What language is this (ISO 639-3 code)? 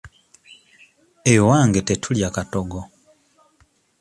lug